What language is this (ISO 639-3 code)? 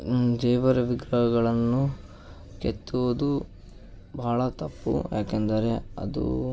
kan